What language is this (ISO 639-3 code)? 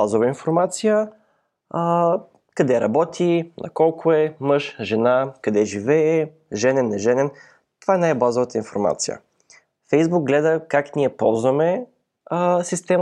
bul